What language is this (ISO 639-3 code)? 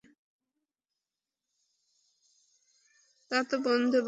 ben